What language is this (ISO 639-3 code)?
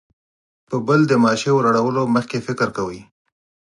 pus